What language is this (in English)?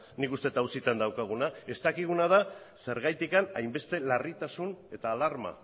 Basque